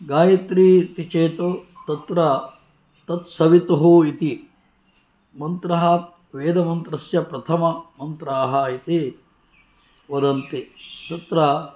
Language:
Sanskrit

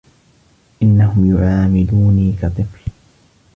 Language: Arabic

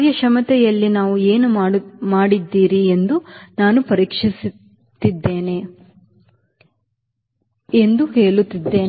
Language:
Kannada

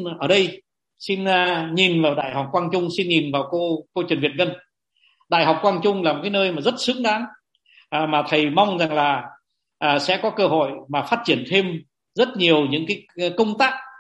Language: Vietnamese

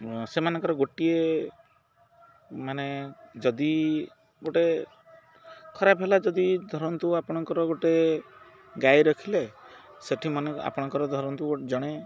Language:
Odia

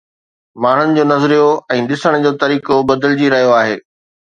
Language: Sindhi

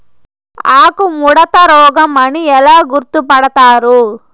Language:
Telugu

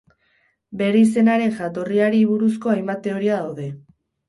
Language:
Basque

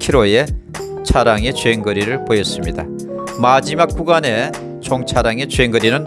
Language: Korean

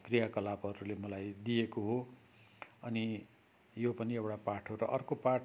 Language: Nepali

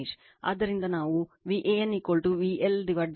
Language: Kannada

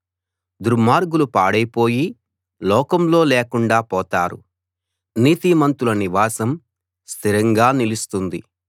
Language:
Telugu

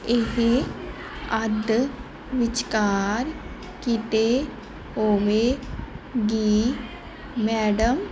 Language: Punjabi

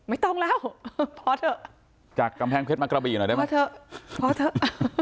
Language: Thai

